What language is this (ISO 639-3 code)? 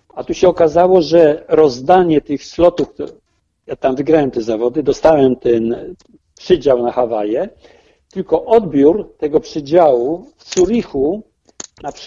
pol